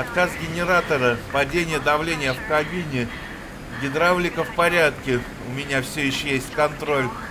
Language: Russian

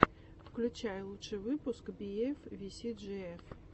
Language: Russian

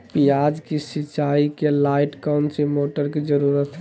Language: Magahi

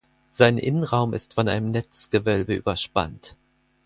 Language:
German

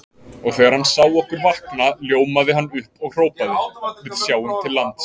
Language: Icelandic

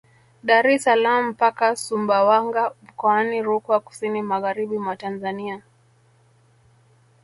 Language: Swahili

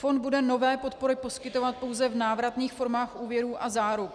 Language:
Czech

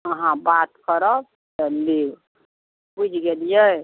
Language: Maithili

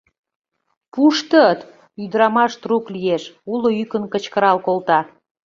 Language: Mari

